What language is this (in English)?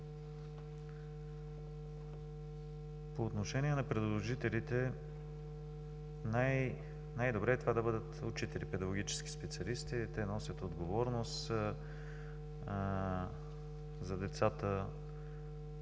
Bulgarian